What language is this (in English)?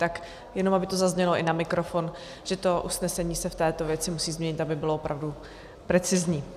Czech